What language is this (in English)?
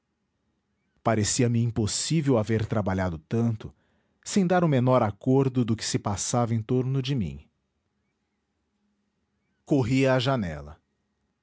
Portuguese